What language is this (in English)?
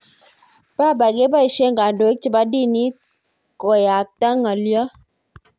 Kalenjin